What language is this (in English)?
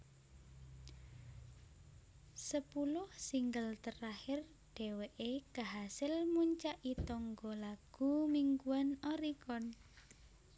Javanese